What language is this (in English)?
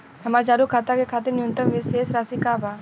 Bhojpuri